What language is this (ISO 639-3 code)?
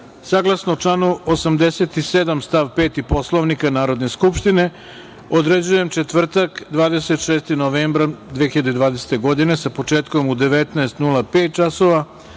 srp